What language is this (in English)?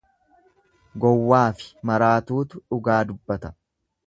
Oromo